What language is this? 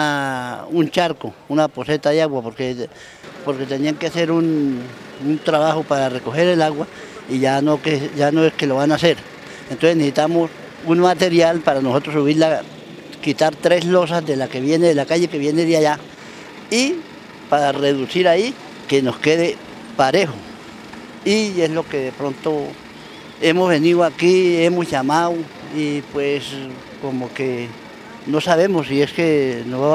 Spanish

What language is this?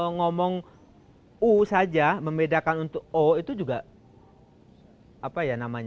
Indonesian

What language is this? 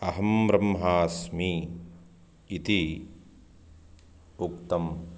Sanskrit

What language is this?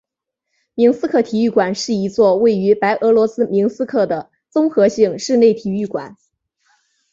Chinese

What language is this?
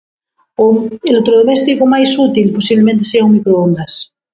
Galician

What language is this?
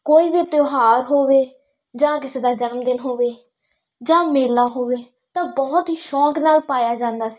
Punjabi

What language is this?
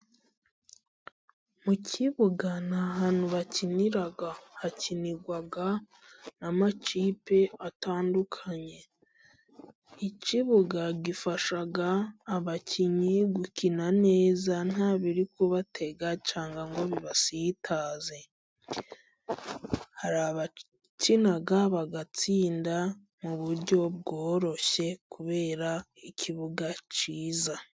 Kinyarwanda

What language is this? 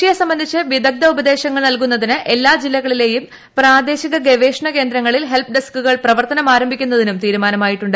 Malayalam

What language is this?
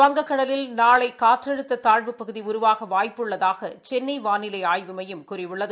Tamil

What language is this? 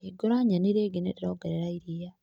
Kikuyu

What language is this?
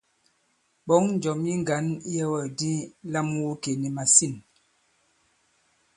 Bankon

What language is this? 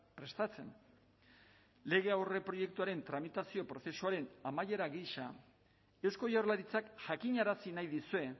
Basque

